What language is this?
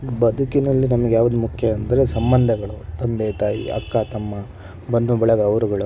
Kannada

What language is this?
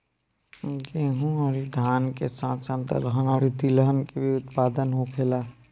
Bhojpuri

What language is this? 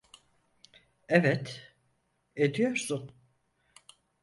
Turkish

